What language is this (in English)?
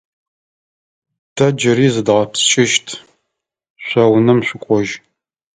Adyghe